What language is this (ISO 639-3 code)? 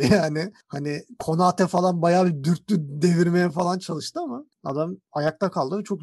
tur